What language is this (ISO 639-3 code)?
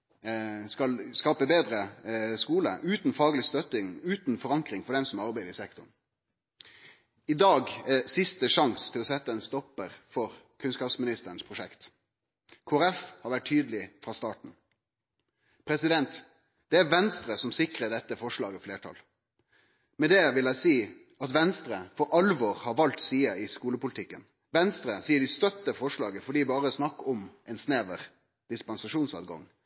nno